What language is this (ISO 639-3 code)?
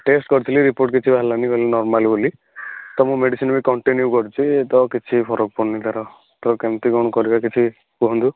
ori